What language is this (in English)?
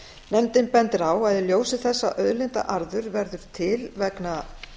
Icelandic